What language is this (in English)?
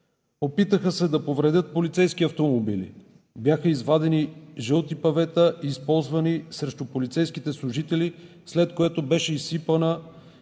Bulgarian